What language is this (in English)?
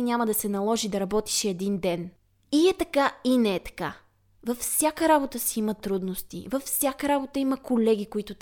Bulgarian